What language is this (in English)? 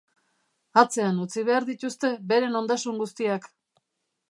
Basque